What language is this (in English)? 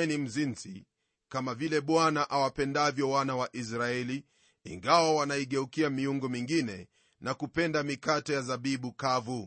Swahili